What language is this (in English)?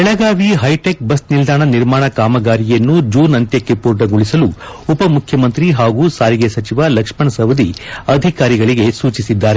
Kannada